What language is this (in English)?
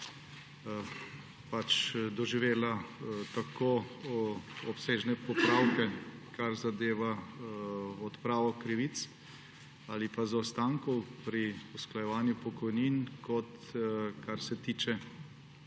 Slovenian